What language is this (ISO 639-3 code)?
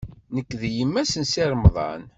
kab